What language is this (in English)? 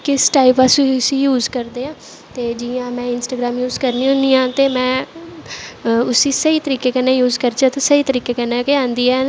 Dogri